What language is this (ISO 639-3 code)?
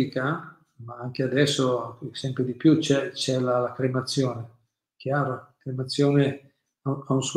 ita